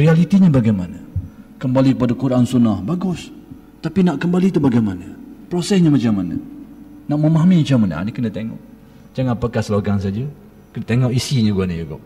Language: Malay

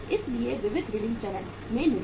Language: Hindi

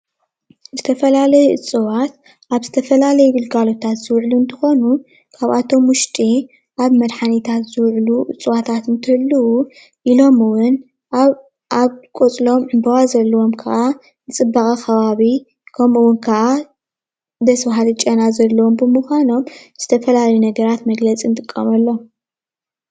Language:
Tigrinya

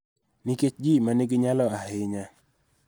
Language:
Luo (Kenya and Tanzania)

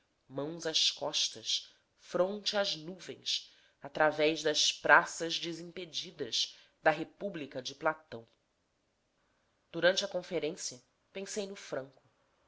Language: Portuguese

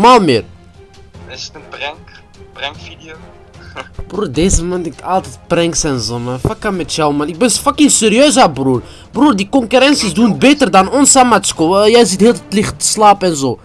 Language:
Dutch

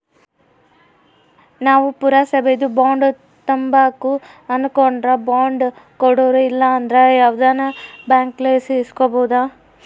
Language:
Kannada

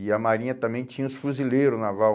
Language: Portuguese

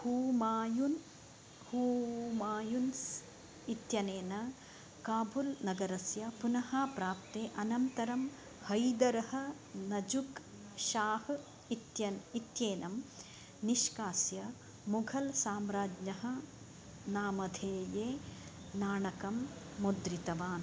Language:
Sanskrit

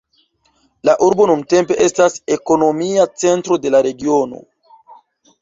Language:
Esperanto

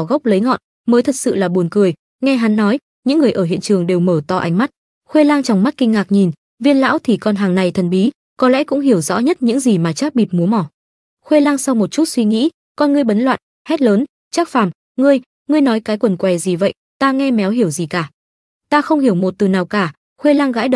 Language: Vietnamese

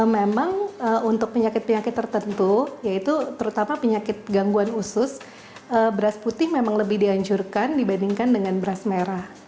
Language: Indonesian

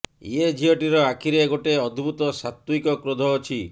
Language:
Odia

